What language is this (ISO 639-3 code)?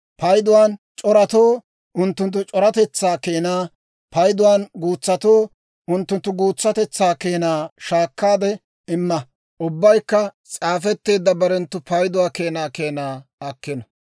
dwr